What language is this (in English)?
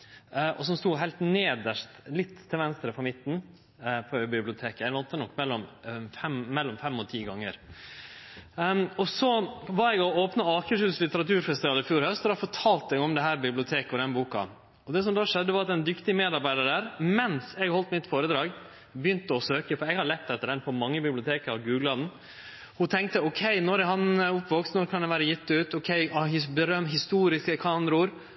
Norwegian Nynorsk